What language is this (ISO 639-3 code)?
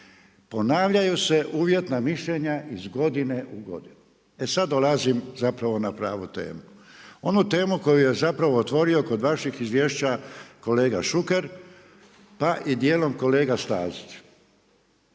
hrv